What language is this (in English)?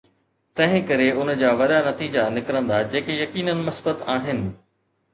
Sindhi